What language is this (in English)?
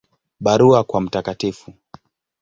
Swahili